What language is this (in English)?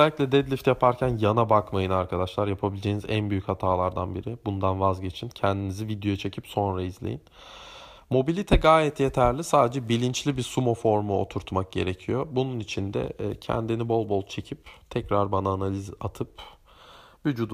Turkish